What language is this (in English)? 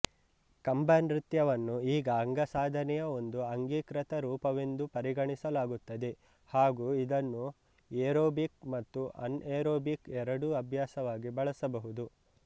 Kannada